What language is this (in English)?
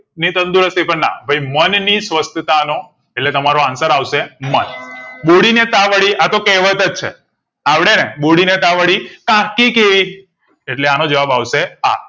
Gujarati